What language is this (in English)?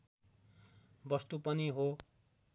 Nepali